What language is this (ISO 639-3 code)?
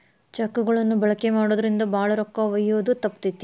kan